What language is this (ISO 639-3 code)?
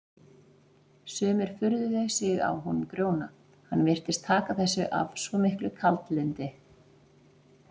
isl